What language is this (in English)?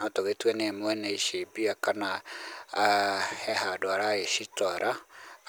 Kikuyu